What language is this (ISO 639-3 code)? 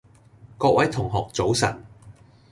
yue